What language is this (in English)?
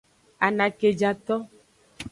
Aja (Benin)